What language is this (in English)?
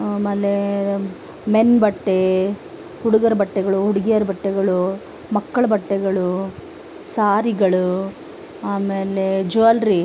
Kannada